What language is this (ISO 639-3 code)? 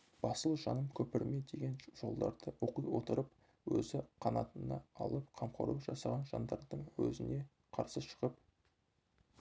kaz